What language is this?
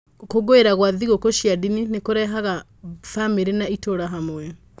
Kikuyu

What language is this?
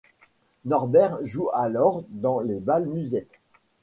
French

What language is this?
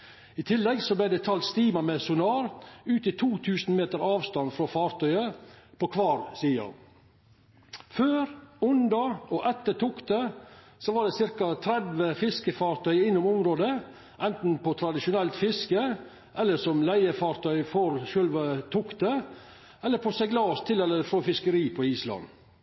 Norwegian Nynorsk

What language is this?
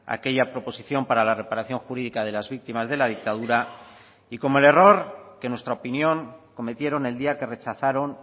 Spanish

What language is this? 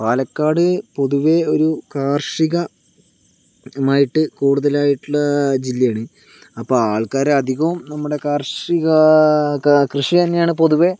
Malayalam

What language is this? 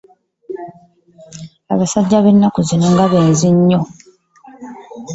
Ganda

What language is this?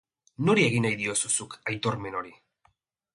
Basque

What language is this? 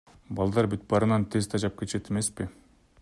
Kyrgyz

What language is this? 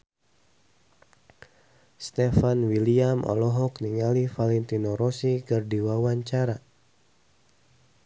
Sundanese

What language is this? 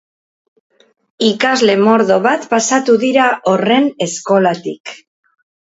Basque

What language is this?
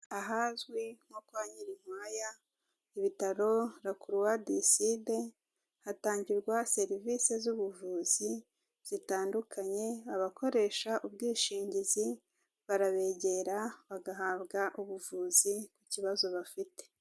Kinyarwanda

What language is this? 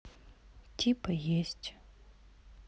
Russian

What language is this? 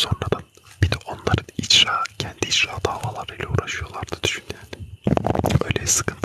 Turkish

